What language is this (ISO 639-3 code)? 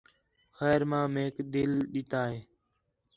xhe